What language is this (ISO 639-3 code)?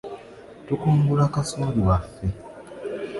lug